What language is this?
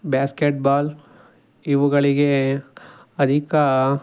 Kannada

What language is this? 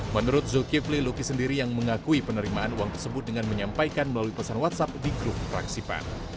Indonesian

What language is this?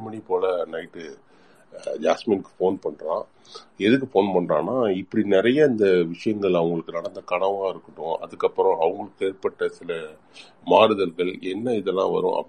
Tamil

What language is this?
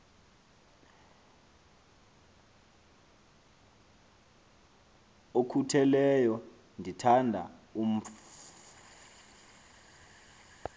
Xhosa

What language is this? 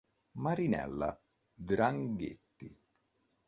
Italian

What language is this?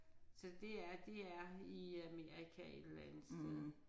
Danish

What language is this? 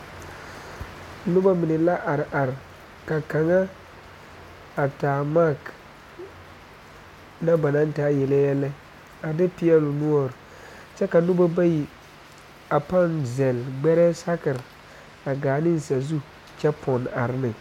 Southern Dagaare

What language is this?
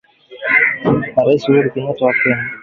Swahili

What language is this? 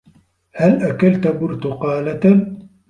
Arabic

